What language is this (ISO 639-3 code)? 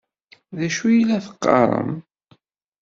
kab